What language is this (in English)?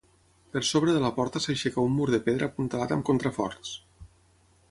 Catalan